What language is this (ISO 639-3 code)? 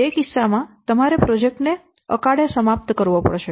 guj